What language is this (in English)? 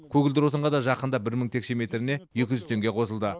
Kazakh